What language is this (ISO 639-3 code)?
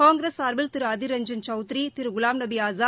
tam